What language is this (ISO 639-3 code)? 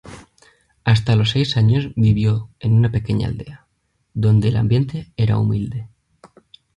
spa